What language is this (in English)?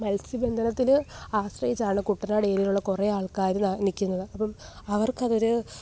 Malayalam